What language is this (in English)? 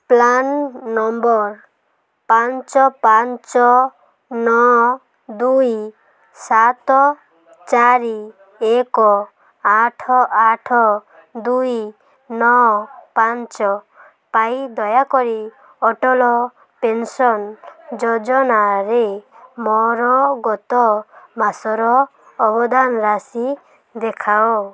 Odia